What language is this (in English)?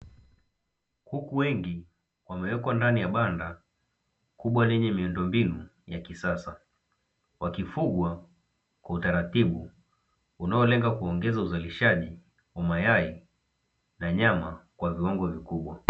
Swahili